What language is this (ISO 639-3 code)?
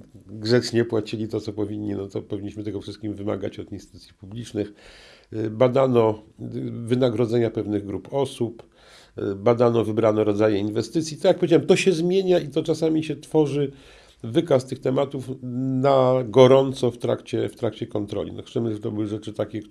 pol